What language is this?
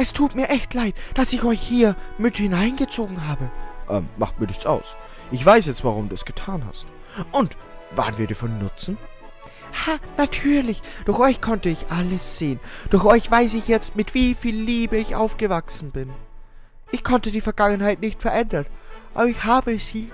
German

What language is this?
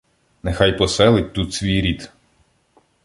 Ukrainian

